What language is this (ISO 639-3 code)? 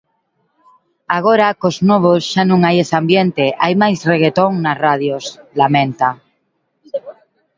glg